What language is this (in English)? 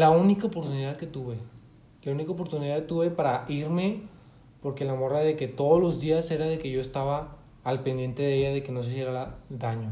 Spanish